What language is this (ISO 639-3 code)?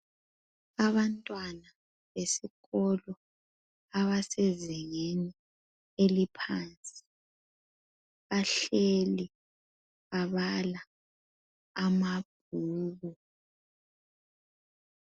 nde